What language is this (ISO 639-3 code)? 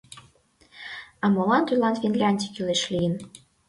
chm